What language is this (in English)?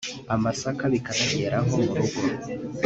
Kinyarwanda